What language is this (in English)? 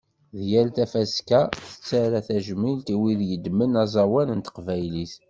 Kabyle